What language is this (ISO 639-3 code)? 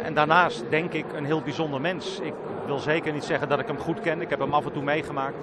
nld